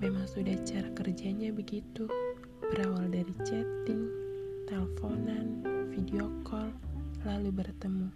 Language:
Indonesian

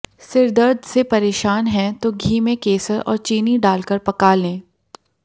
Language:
Hindi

